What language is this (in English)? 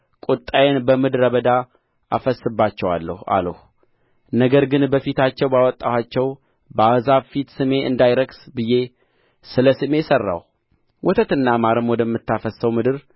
Amharic